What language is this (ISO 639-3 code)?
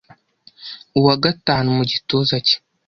kin